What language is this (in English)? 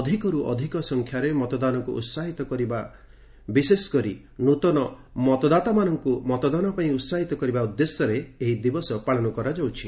Odia